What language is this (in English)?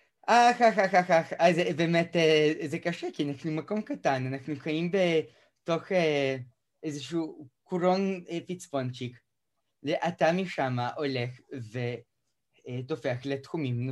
Hebrew